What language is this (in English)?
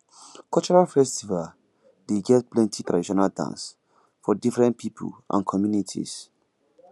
Nigerian Pidgin